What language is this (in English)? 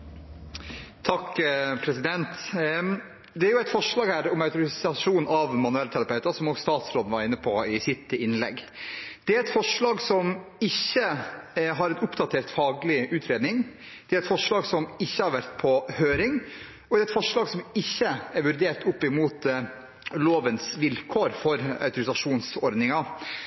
Norwegian